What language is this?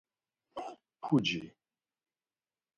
Laz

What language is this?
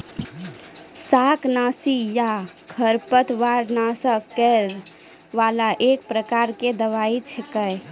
Maithili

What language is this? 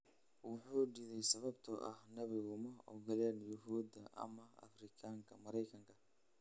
Somali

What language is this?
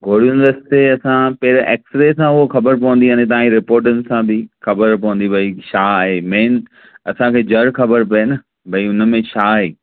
Sindhi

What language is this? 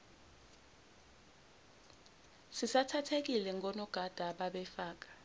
Zulu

